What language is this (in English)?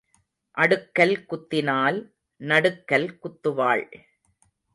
Tamil